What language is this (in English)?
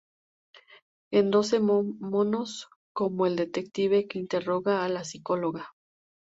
Spanish